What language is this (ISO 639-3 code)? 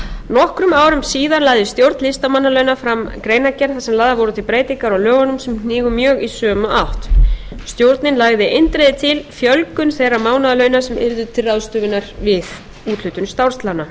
isl